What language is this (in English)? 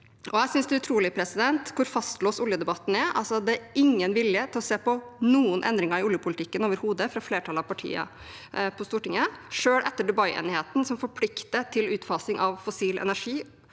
Norwegian